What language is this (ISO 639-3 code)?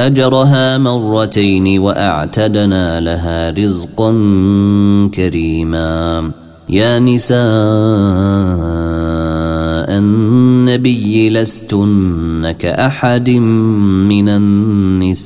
ara